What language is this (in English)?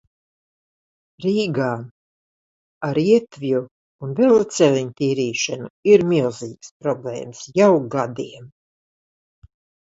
Latvian